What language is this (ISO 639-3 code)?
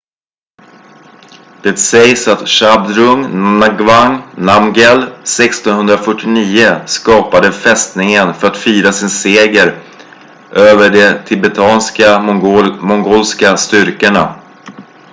swe